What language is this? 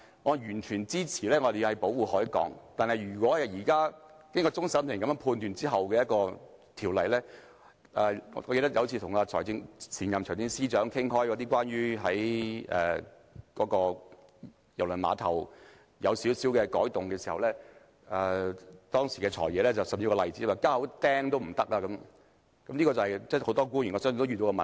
Cantonese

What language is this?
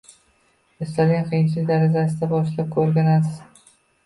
Uzbek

